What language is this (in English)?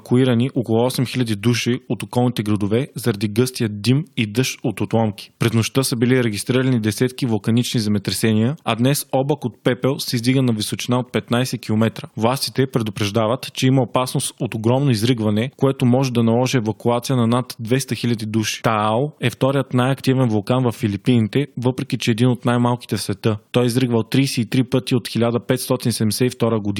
Bulgarian